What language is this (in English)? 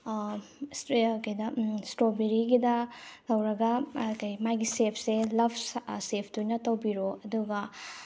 Manipuri